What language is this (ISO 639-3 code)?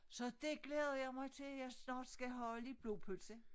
dan